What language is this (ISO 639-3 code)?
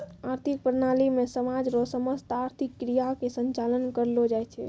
mai